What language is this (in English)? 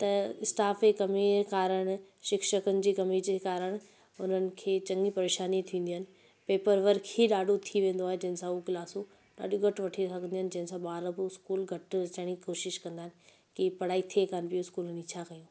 Sindhi